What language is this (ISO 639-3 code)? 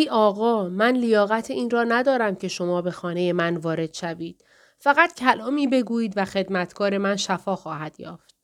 fas